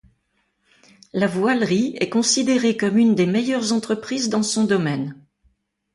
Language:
French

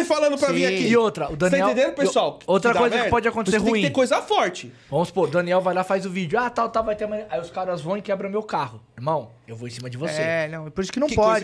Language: Portuguese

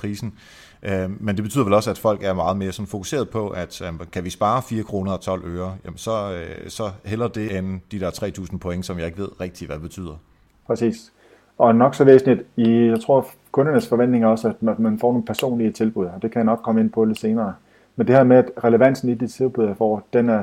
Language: Danish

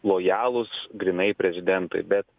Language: Lithuanian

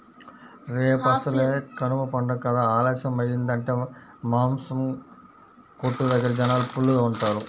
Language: Telugu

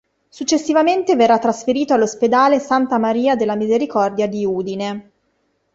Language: Italian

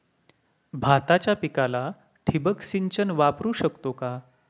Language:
Marathi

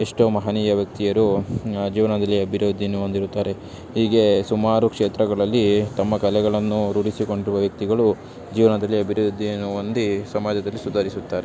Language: Kannada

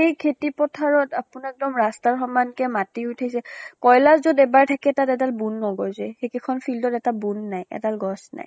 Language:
Assamese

